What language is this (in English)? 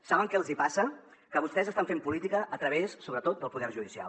Catalan